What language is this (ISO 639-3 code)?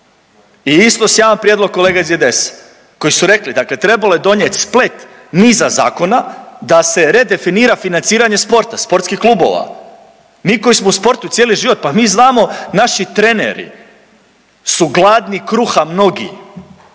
hrv